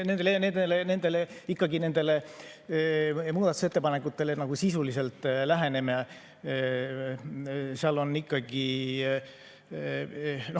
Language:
Estonian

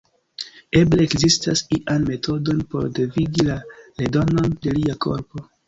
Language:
Esperanto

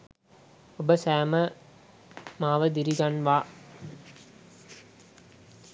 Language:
Sinhala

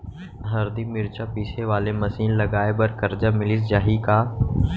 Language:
Chhattisgarhi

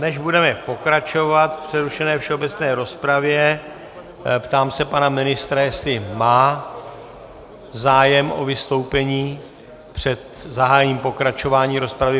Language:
Czech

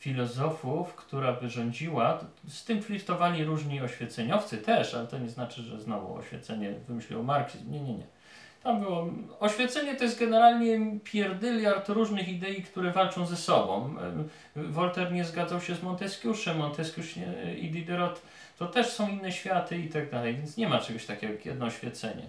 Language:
Polish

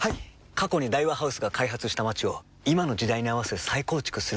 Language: Japanese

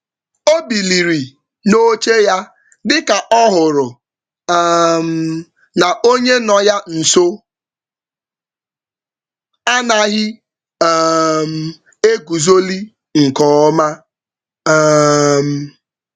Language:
Igbo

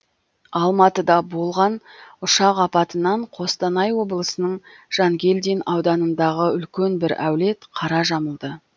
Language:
Kazakh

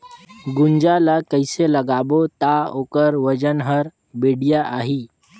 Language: Chhattisgarhi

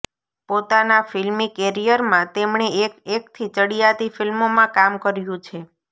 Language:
Gujarati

